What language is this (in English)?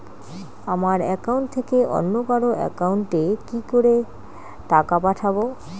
Bangla